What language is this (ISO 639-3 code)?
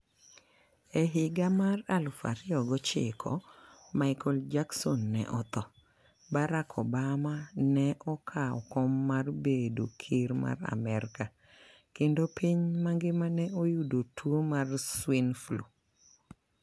luo